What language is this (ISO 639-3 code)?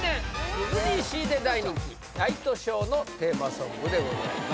jpn